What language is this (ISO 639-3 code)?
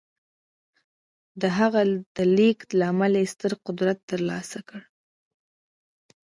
pus